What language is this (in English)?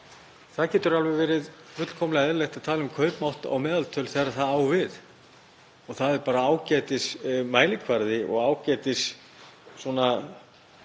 Icelandic